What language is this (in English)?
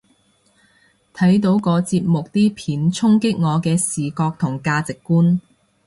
Cantonese